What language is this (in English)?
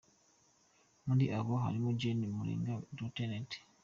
Kinyarwanda